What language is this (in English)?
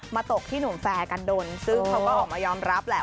Thai